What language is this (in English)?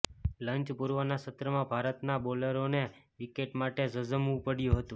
Gujarati